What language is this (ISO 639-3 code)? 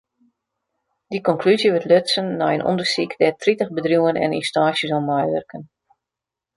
fry